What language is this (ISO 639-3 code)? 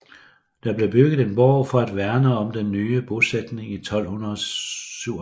dan